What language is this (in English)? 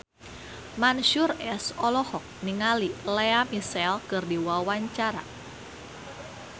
Sundanese